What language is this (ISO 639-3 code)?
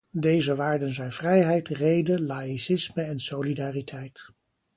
nld